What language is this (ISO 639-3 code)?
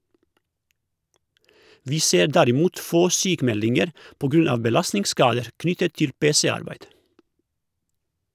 nor